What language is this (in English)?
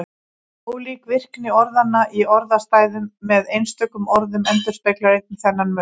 Icelandic